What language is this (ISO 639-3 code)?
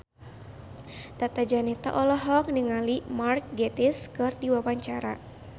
sun